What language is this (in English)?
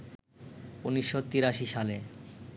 Bangla